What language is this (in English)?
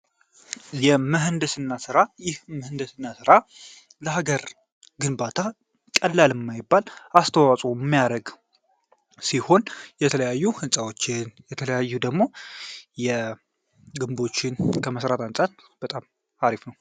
Amharic